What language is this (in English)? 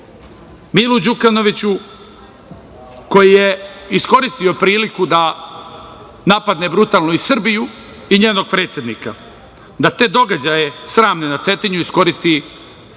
Serbian